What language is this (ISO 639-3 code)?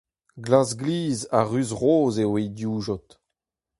bre